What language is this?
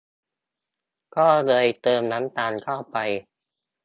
Thai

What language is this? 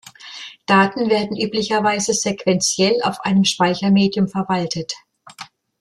German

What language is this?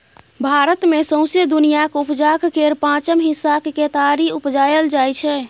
Maithili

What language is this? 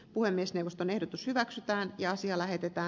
Finnish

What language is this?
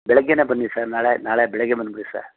Kannada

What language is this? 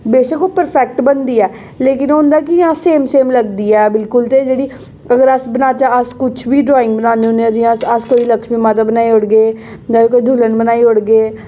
Dogri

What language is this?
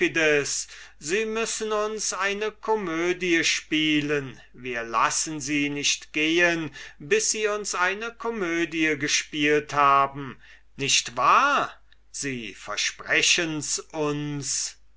German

